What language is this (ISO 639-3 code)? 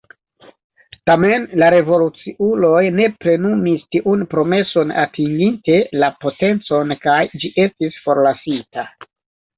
epo